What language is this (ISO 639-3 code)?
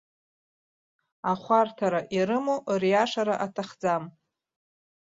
abk